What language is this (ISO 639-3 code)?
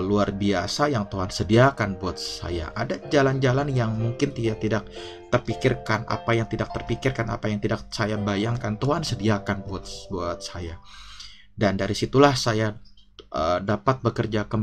ind